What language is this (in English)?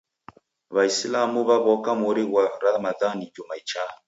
Taita